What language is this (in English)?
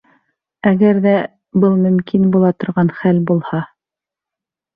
Bashkir